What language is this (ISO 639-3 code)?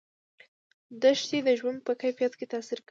pus